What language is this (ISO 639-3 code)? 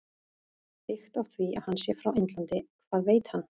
isl